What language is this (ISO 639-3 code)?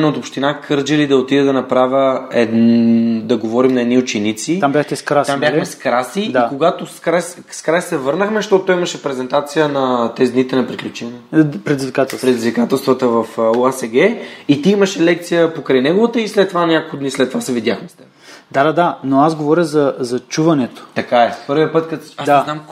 bul